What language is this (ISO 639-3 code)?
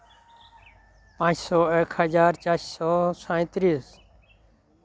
sat